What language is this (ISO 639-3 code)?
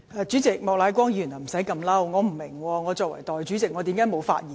yue